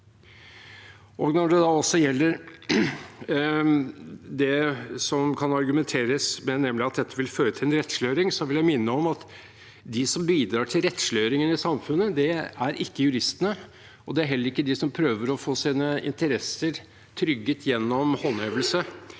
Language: Norwegian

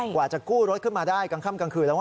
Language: Thai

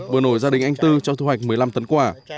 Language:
Vietnamese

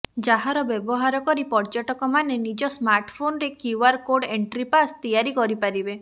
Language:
Odia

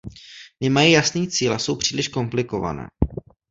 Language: Czech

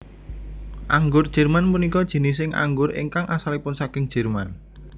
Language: Javanese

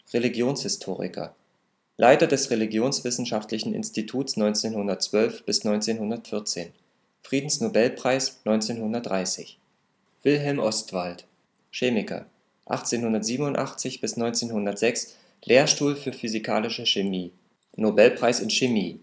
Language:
German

